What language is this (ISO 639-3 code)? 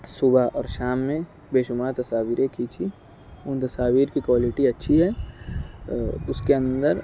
urd